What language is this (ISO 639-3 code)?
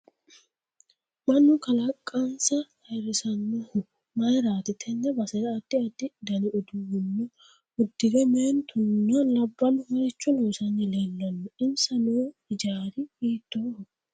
sid